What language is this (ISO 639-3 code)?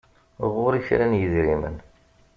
kab